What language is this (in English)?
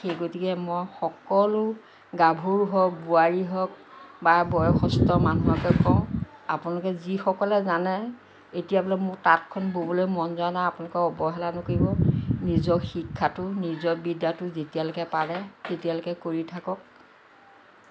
Assamese